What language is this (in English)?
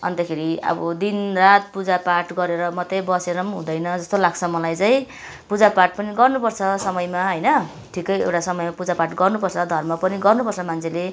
Nepali